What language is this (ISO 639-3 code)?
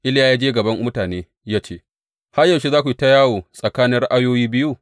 hau